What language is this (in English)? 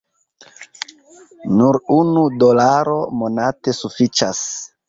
Esperanto